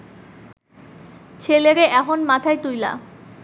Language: Bangla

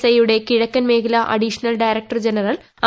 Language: Malayalam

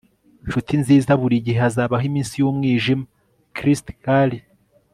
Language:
Kinyarwanda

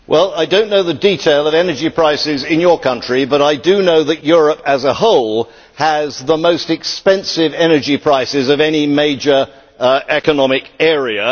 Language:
English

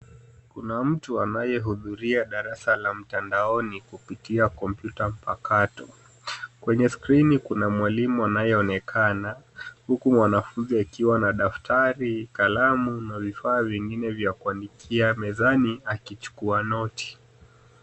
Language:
Swahili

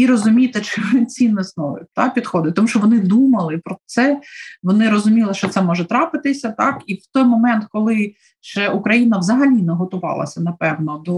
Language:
Ukrainian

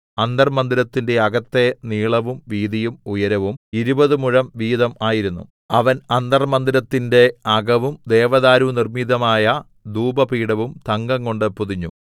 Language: Malayalam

